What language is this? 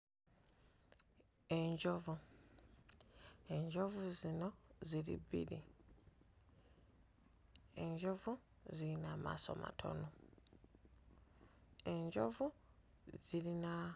Ganda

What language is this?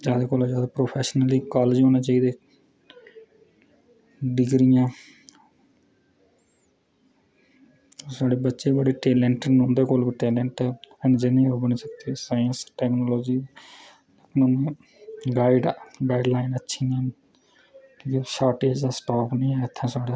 Dogri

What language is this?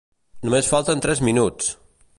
Catalan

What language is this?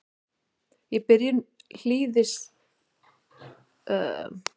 Icelandic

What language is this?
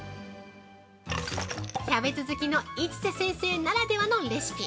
Japanese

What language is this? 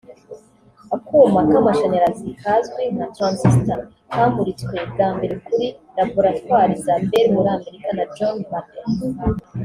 Kinyarwanda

